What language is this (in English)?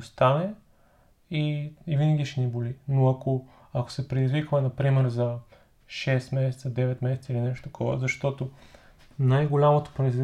Bulgarian